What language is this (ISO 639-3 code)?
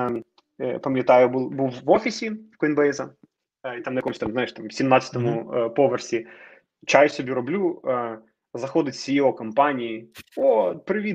ukr